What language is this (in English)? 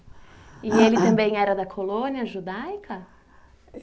Portuguese